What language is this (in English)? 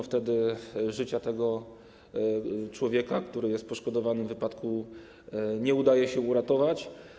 Polish